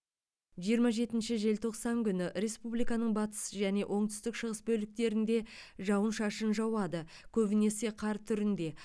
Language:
Kazakh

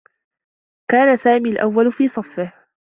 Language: Arabic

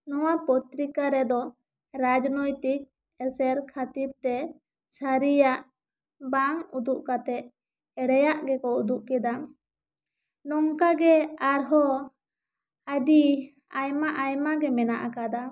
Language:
Santali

